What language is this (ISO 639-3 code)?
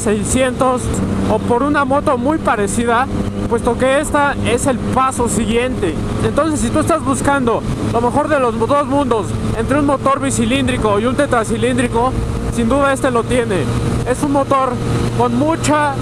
spa